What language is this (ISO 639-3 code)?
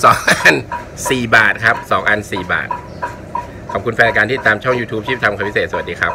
tha